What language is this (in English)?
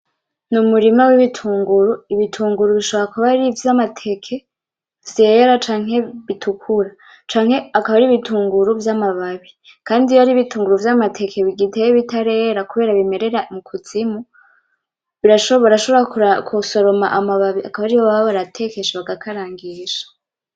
Rundi